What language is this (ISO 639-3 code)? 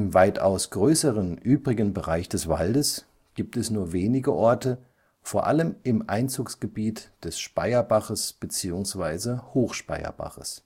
deu